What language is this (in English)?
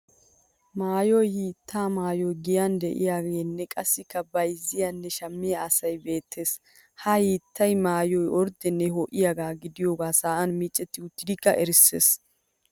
Wolaytta